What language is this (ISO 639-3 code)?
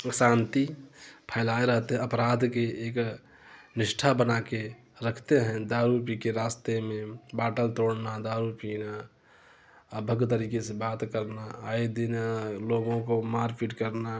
hin